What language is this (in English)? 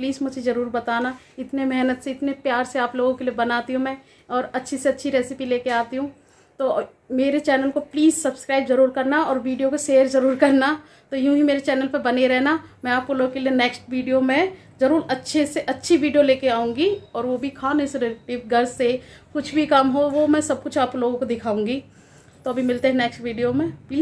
Hindi